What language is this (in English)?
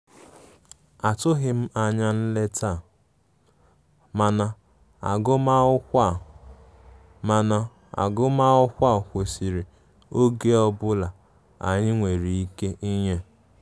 Igbo